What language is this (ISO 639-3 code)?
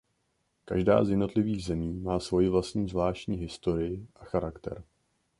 ces